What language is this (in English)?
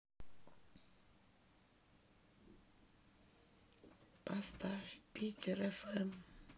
Russian